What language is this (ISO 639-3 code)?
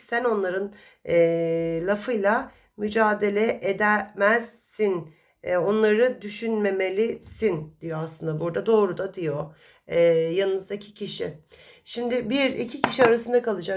tur